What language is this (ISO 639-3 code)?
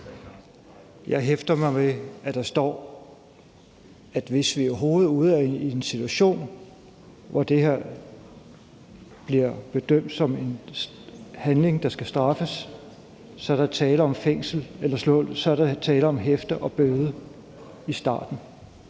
dan